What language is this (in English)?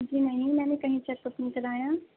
Urdu